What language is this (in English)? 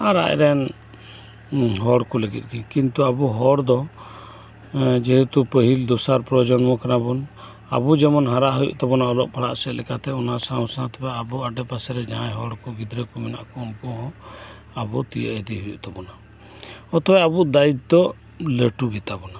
Santali